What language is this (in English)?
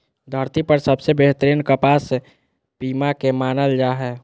Magahi